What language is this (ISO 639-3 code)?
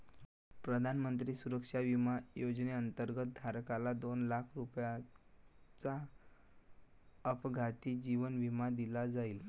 mar